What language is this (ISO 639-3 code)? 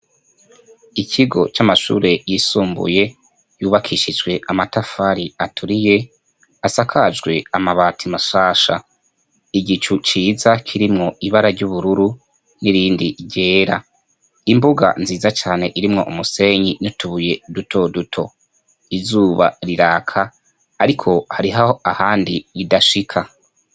run